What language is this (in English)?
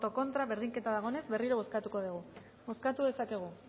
Basque